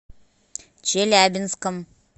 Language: Russian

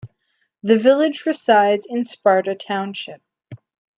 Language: English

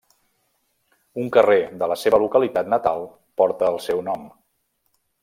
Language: Catalan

